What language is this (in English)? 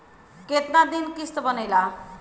Bhojpuri